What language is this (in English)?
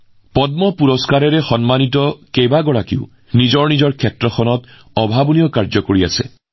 Assamese